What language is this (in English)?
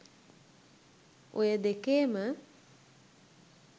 Sinhala